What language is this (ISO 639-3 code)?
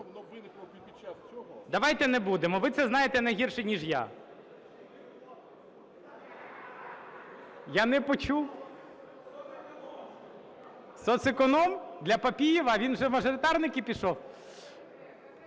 ukr